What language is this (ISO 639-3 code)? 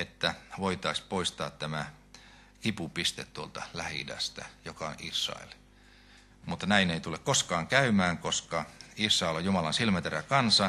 fin